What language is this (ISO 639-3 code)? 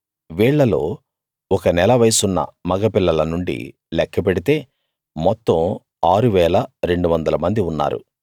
tel